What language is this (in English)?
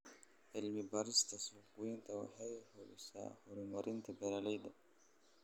Somali